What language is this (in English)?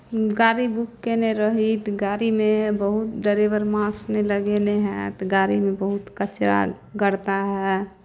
Maithili